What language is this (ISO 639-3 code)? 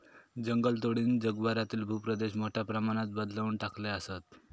mar